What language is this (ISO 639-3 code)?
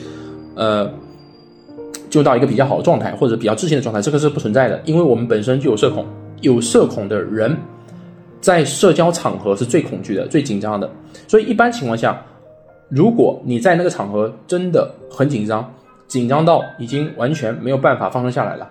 zho